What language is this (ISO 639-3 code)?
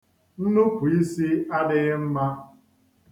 ibo